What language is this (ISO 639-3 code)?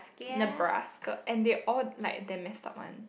eng